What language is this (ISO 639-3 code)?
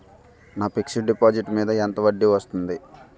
tel